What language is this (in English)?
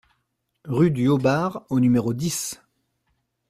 French